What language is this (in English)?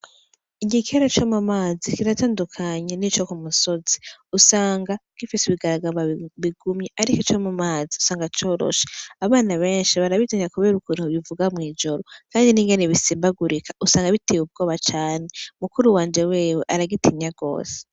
Rundi